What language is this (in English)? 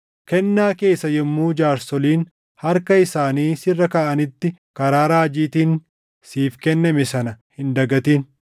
Oromo